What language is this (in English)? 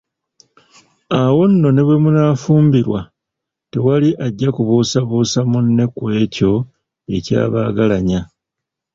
Ganda